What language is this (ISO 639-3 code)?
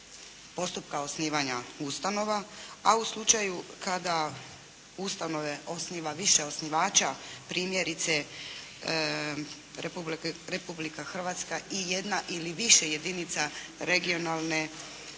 hrv